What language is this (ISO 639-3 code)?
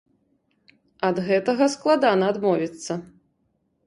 bel